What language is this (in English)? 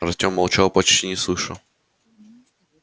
Russian